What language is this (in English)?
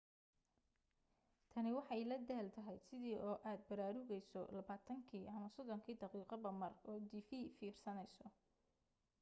Somali